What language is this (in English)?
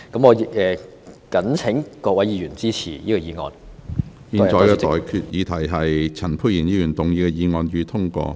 Cantonese